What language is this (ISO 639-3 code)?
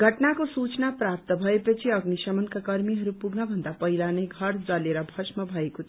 nep